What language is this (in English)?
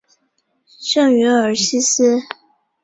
Chinese